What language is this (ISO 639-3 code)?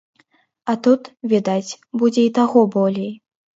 bel